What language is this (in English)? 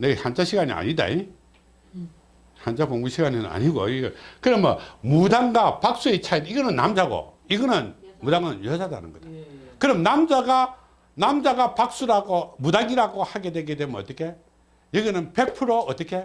Korean